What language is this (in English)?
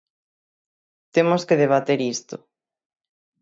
Galician